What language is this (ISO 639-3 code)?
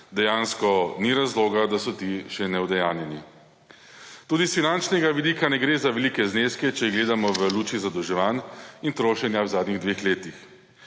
slv